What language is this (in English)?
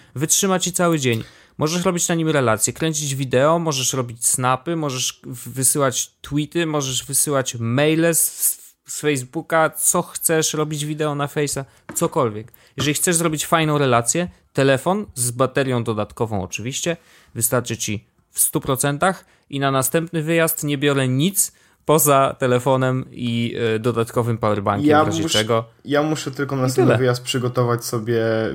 Polish